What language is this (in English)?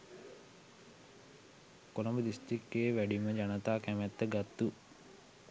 Sinhala